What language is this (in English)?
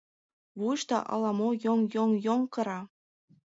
Mari